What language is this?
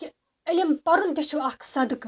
Kashmiri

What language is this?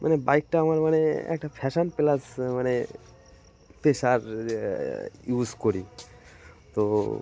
Bangla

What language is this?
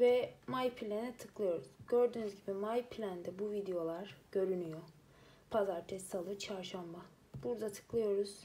Turkish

